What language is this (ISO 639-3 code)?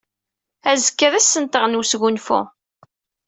kab